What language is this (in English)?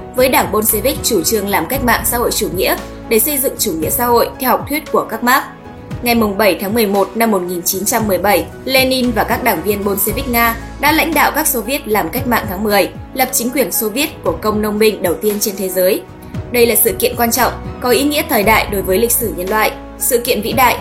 Vietnamese